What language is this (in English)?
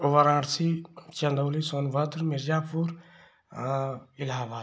Hindi